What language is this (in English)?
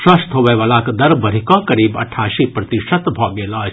Maithili